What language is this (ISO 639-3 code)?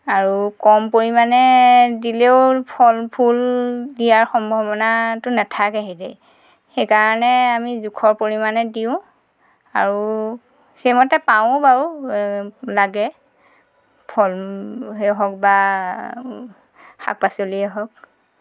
asm